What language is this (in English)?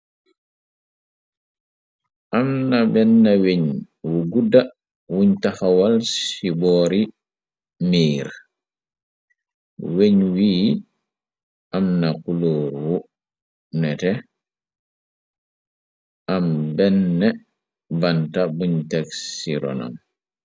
Wolof